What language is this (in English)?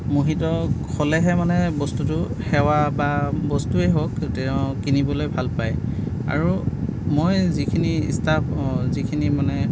Assamese